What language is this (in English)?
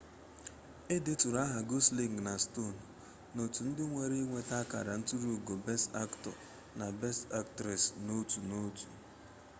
Igbo